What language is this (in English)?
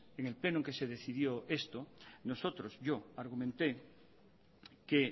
Spanish